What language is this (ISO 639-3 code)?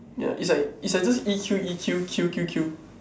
eng